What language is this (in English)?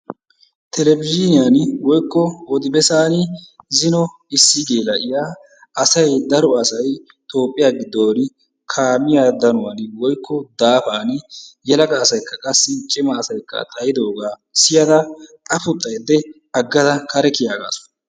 Wolaytta